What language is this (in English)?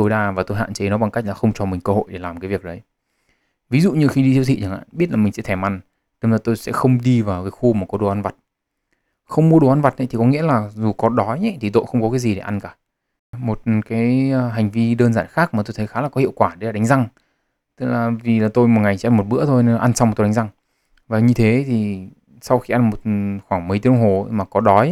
Vietnamese